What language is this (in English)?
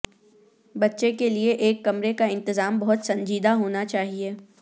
Urdu